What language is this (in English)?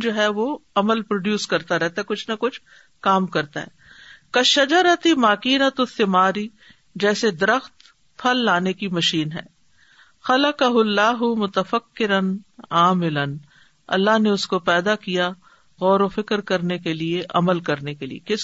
Urdu